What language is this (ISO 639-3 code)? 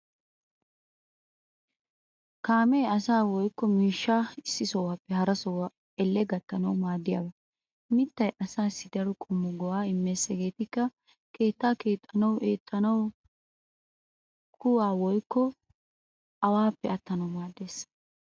wal